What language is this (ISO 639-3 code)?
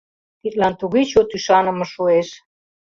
chm